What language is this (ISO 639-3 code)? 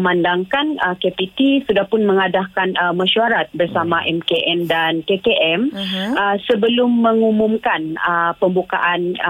msa